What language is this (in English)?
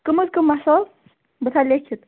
Kashmiri